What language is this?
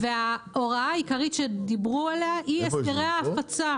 Hebrew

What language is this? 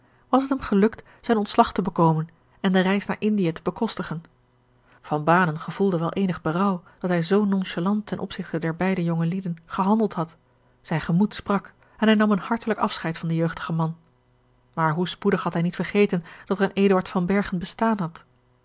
Dutch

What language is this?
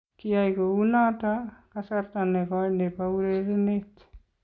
Kalenjin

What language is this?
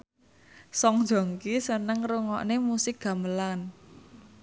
Javanese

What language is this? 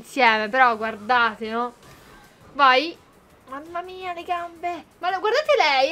Italian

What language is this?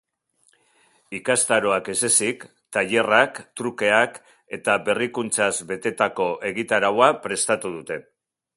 Basque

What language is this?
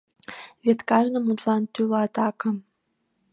Mari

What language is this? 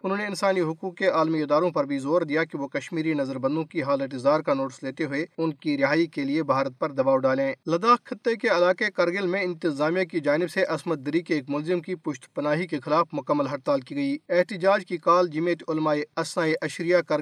Urdu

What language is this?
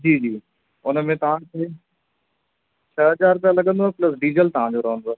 Sindhi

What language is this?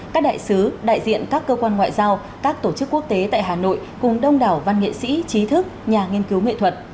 Vietnamese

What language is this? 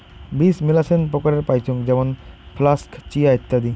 Bangla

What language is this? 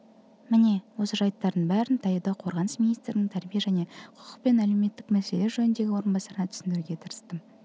Kazakh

